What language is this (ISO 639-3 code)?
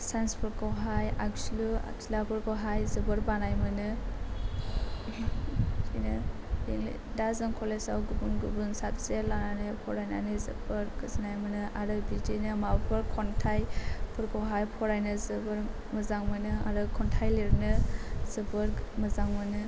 brx